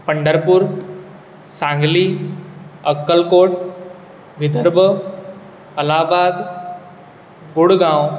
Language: Konkani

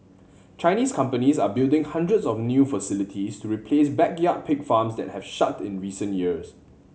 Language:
English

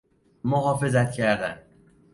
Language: Persian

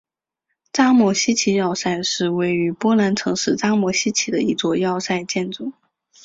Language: Chinese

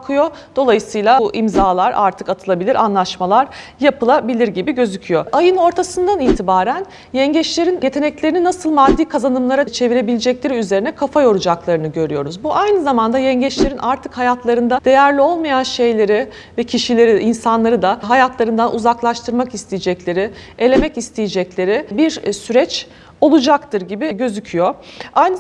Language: Turkish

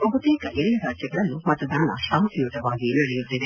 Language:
Kannada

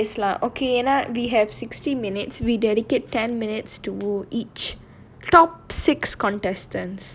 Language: English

